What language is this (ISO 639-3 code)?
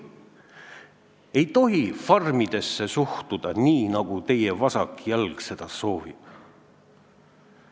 est